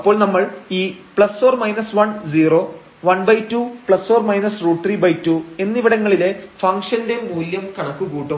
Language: Malayalam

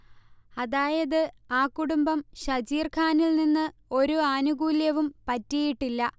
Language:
Malayalam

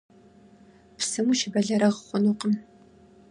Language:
Kabardian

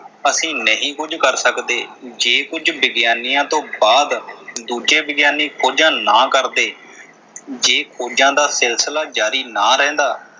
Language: Punjabi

